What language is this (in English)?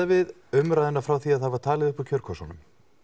Icelandic